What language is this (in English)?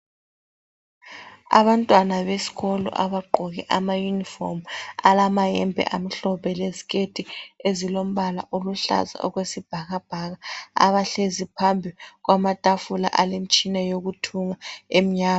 North Ndebele